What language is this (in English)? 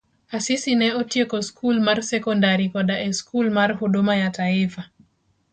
Luo (Kenya and Tanzania)